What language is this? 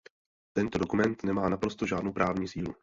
Czech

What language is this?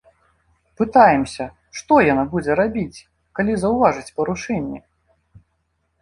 Belarusian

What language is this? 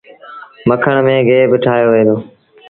Sindhi Bhil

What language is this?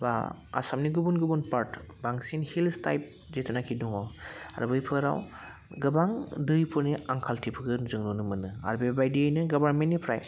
Bodo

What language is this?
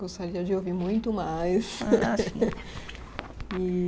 Portuguese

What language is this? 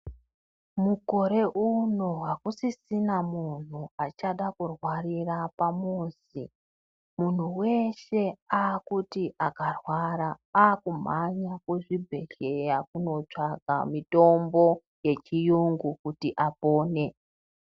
Ndau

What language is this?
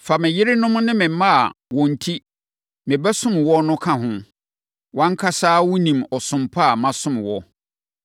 Akan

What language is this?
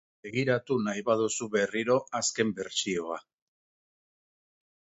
Basque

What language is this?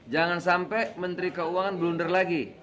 Indonesian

